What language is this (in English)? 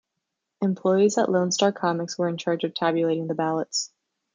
English